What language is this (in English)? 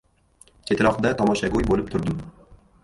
Uzbek